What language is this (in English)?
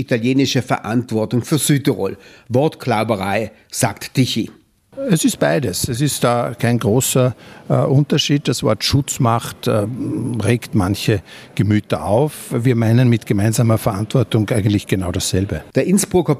German